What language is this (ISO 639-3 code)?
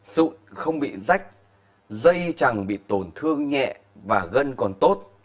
vie